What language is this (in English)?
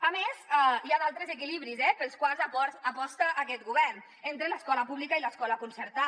Catalan